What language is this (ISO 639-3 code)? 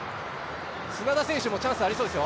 jpn